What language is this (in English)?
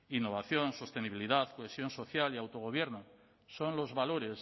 Spanish